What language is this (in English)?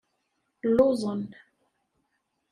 Kabyle